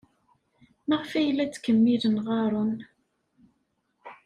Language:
Kabyle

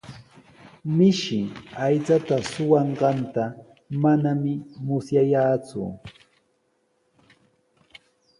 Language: Sihuas Ancash Quechua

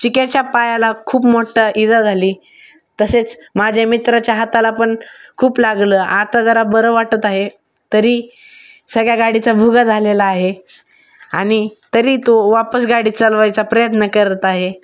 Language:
Marathi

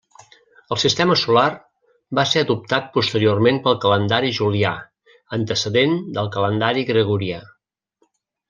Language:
Catalan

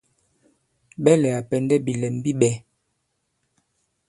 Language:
Bankon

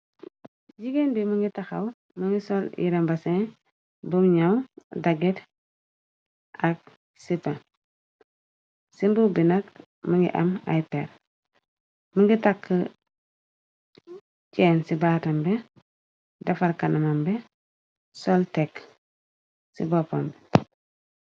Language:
Wolof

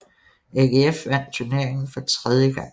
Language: Danish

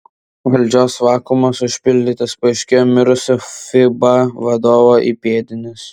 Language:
Lithuanian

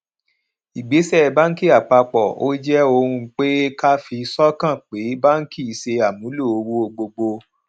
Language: Yoruba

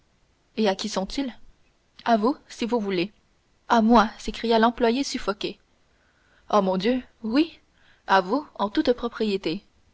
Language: French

